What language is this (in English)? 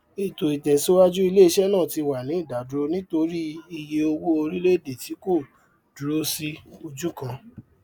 Yoruba